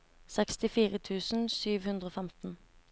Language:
Norwegian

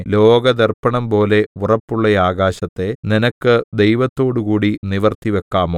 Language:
Malayalam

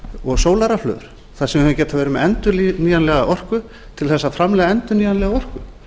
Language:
Icelandic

